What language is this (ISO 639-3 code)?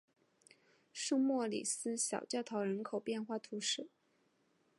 zho